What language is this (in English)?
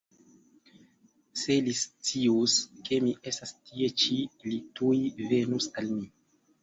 Esperanto